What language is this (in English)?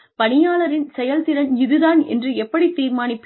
Tamil